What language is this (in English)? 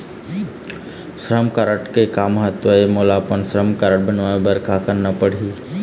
Chhattisgarhi